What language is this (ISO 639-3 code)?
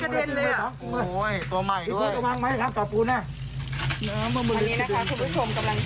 tha